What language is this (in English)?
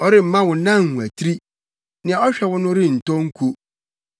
Akan